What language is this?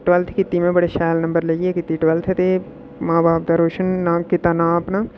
Dogri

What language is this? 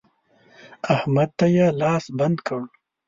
Pashto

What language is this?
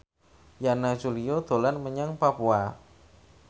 Javanese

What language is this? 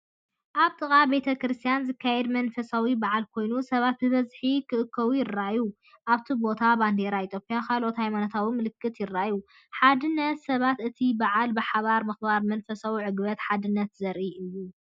Tigrinya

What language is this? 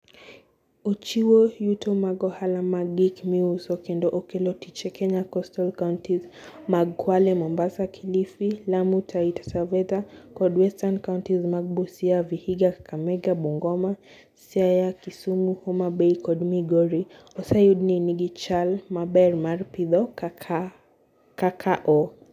Luo (Kenya and Tanzania)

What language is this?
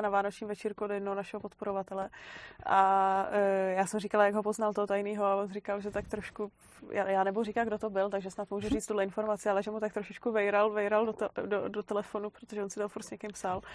Czech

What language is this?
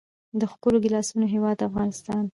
Pashto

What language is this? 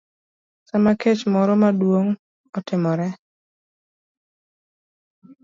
Luo (Kenya and Tanzania)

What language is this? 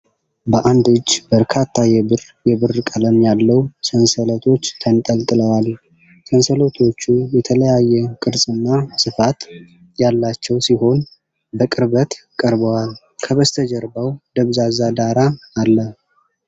Amharic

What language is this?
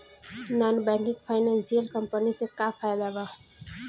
Bhojpuri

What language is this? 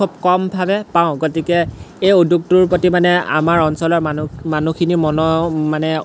Assamese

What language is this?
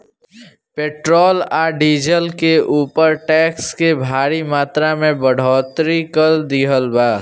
Bhojpuri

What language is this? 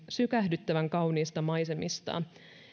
Finnish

